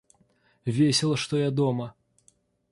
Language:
Russian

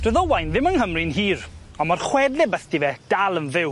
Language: Welsh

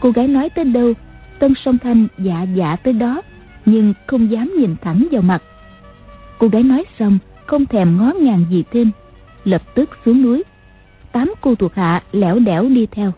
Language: Vietnamese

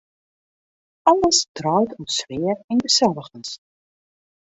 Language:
Western Frisian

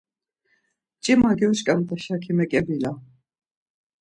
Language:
Laz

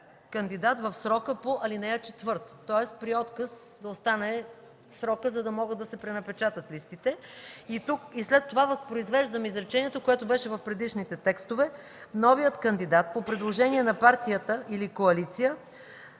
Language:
Bulgarian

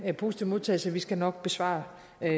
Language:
Danish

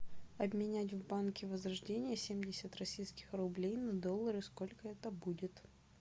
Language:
Russian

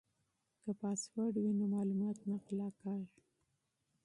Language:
Pashto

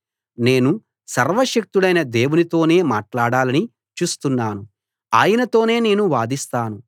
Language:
Telugu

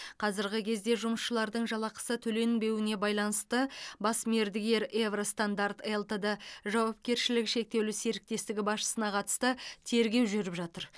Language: Kazakh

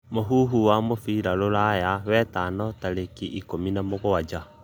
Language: Kikuyu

